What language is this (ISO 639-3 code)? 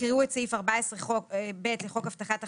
heb